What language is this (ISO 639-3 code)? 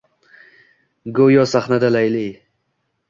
uzb